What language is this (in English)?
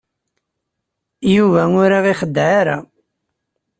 Kabyle